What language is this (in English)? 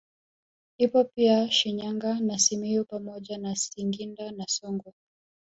Swahili